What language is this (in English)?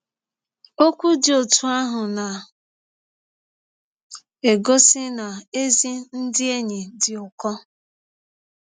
Igbo